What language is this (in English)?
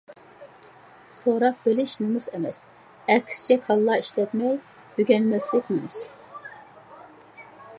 Uyghur